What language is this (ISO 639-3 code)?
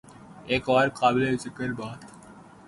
urd